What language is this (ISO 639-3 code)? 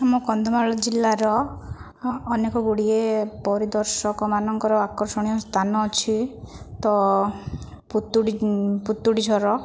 ori